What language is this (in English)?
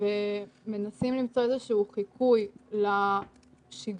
Hebrew